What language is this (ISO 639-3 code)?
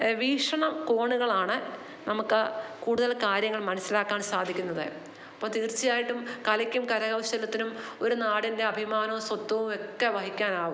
mal